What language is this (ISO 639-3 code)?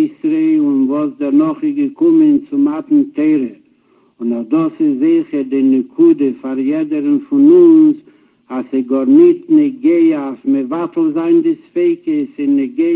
heb